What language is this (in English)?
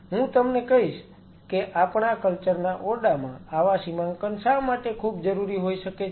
Gujarati